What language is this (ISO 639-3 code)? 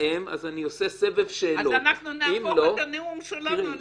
heb